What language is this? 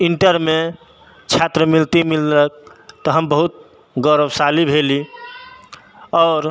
Maithili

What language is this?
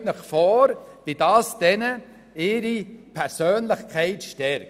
Swiss German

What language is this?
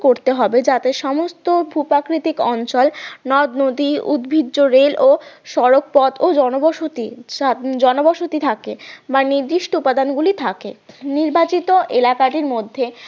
Bangla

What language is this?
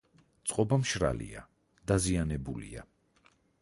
Georgian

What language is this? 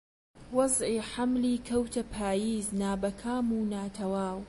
Central Kurdish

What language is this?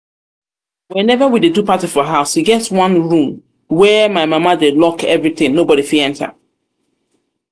Nigerian Pidgin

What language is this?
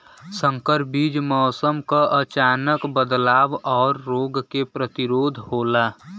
Bhojpuri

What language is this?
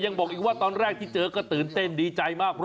Thai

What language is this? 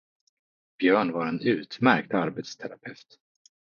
Swedish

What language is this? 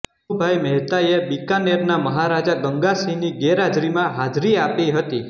Gujarati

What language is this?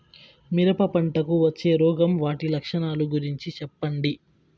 Telugu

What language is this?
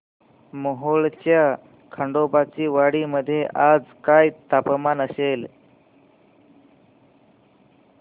Marathi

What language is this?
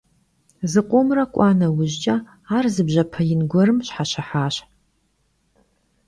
Kabardian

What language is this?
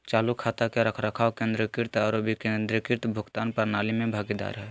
Magahi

